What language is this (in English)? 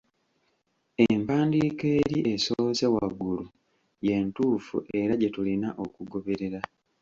Ganda